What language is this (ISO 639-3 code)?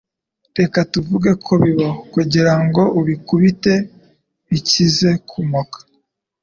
kin